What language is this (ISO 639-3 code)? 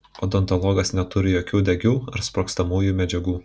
lit